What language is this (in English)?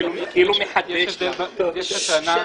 Hebrew